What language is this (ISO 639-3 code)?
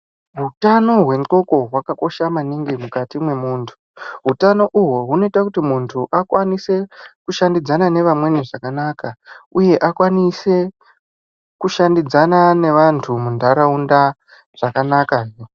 ndc